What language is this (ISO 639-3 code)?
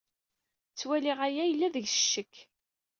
kab